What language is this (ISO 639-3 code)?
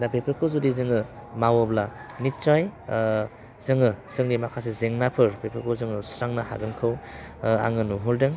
brx